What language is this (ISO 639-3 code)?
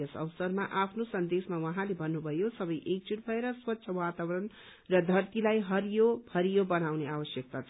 nep